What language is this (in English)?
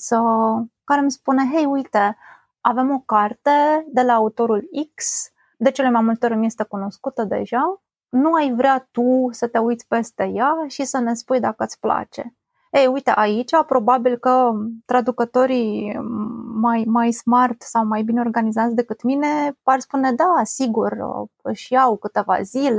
Romanian